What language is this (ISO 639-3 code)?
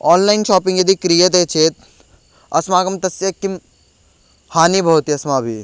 san